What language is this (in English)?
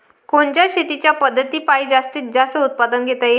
Marathi